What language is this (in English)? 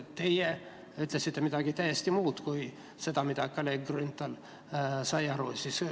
Estonian